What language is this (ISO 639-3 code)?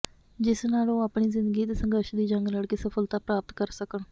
pan